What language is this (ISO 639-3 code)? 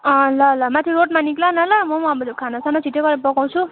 nep